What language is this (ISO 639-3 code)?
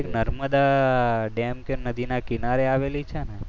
guj